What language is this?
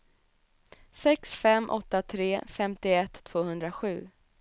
Swedish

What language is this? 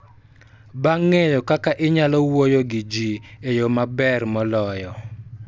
Luo (Kenya and Tanzania)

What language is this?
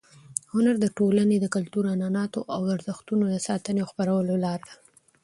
Pashto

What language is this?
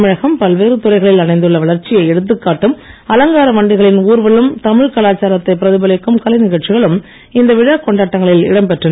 Tamil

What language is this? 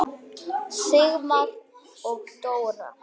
Icelandic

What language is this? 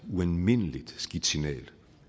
Danish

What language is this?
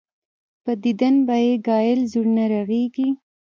Pashto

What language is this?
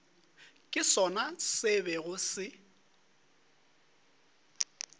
Northern Sotho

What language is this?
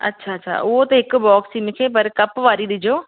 Sindhi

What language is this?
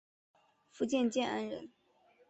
Chinese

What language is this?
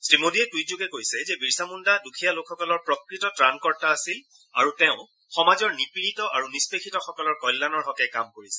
Assamese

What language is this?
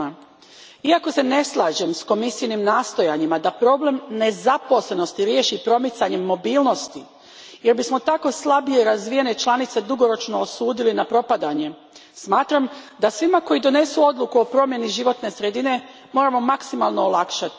Croatian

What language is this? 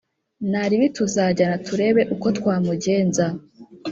Kinyarwanda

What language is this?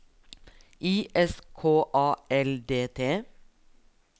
Norwegian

